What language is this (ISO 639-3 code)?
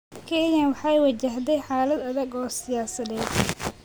som